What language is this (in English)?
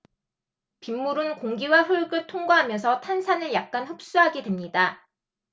Korean